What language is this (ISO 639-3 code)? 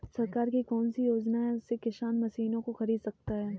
hin